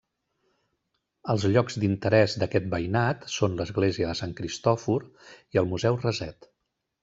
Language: Catalan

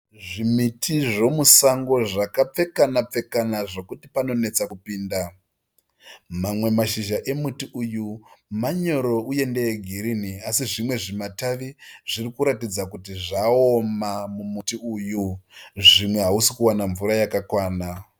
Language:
Shona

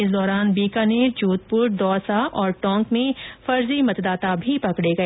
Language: Hindi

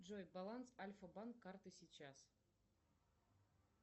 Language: Russian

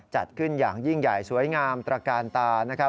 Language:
Thai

